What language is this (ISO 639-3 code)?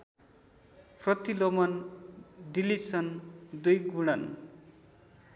nep